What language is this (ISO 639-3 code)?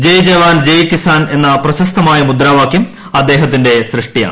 mal